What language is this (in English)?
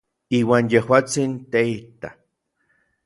Orizaba Nahuatl